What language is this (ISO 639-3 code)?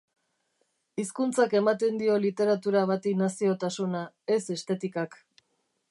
eus